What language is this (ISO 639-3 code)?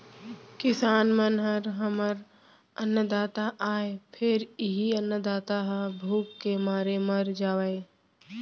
hne